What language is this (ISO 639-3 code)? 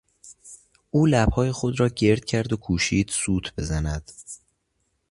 fas